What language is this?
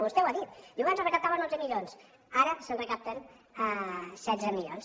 Catalan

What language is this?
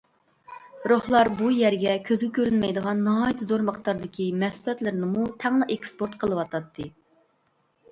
Uyghur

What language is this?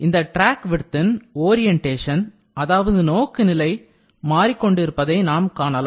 Tamil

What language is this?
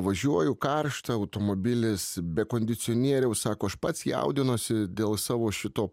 Lithuanian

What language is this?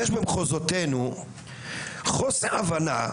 Hebrew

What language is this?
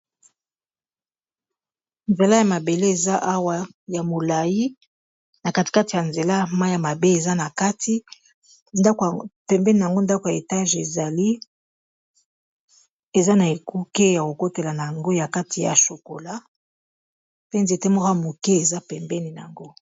Lingala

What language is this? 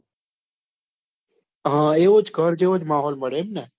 Gujarati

